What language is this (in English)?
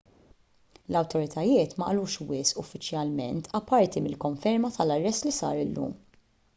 Maltese